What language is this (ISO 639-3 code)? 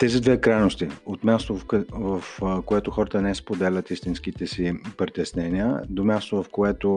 bul